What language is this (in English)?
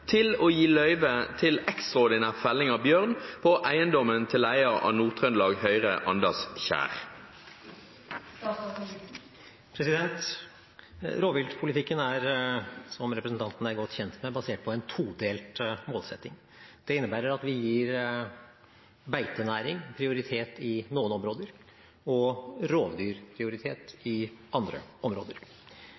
Norwegian